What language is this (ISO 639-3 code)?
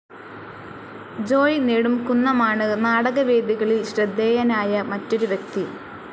mal